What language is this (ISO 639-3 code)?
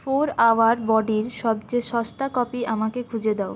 ben